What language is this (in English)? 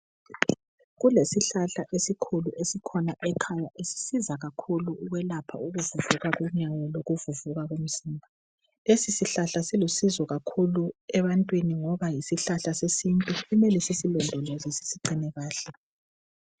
North Ndebele